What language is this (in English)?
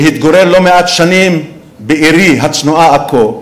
Hebrew